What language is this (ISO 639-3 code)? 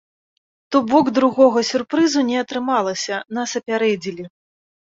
bel